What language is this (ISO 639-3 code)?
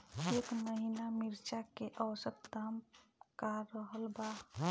bho